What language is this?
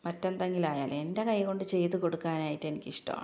Malayalam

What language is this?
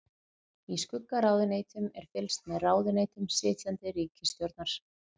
Icelandic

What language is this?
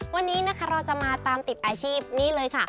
Thai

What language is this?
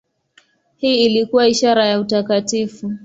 Swahili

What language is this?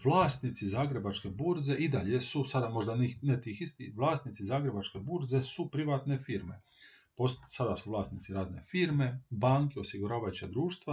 Croatian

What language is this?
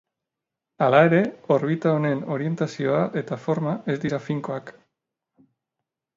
Basque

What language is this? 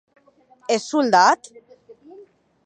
Occitan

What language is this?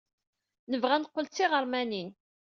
Kabyle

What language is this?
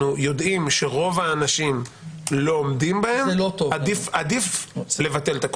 Hebrew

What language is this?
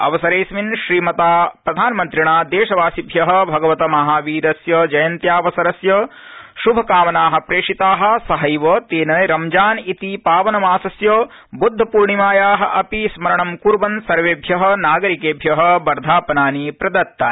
Sanskrit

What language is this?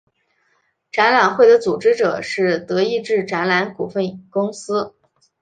Chinese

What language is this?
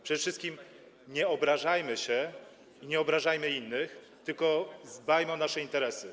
Polish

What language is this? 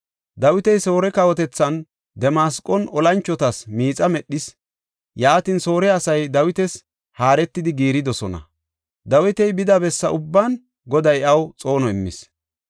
Gofa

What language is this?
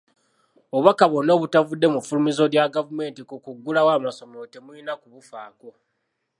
Ganda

